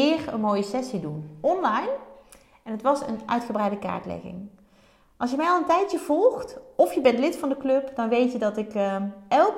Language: Dutch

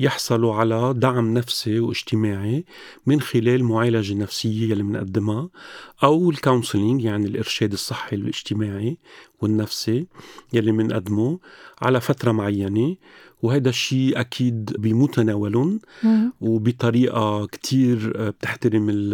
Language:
Arabic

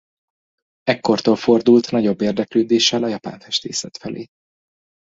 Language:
Hungarian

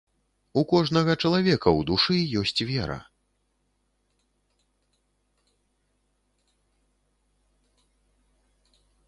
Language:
Belarusian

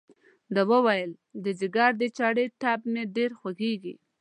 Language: Pashto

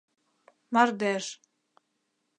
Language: Mari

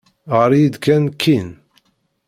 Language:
Kabyle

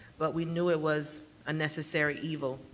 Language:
English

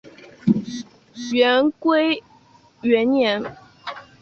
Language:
Chinese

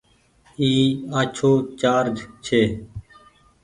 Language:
Goaria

